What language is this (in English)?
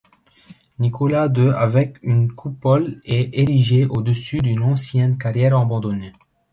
French